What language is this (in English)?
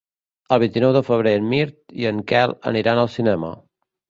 Catalan